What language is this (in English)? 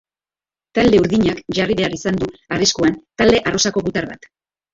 Basque